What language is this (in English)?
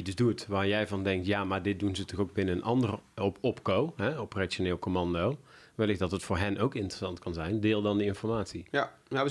Dutch